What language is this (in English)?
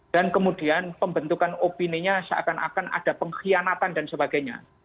Indonesian